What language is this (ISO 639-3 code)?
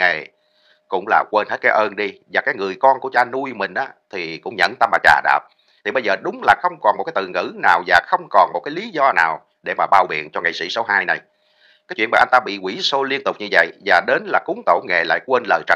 vie